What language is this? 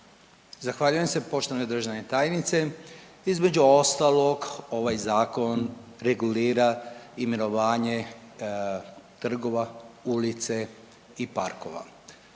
Croatian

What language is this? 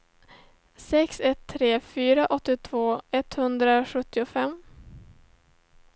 Swedish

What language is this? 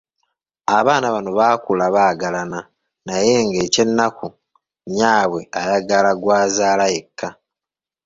Ganda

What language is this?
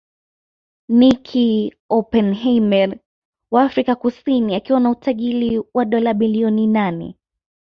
Swahili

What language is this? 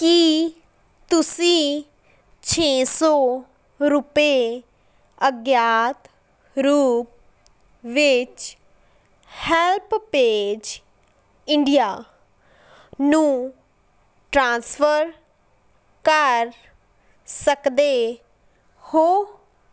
Punjabi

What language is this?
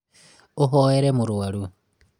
Kikuyu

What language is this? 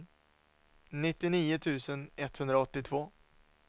Swedish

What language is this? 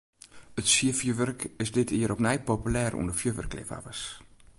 Western Frisian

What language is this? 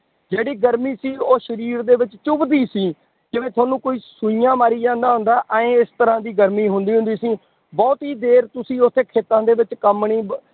Punjabi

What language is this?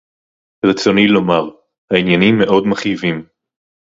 Hebrew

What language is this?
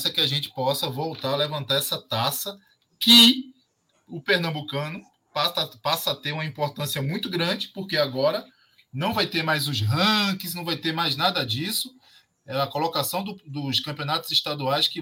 Portuguese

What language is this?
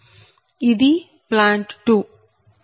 Telugu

